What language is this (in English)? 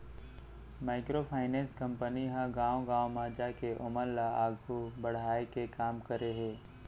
Chhattisgarhi